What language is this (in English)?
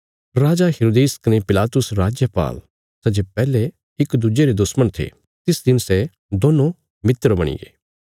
Bilaspuri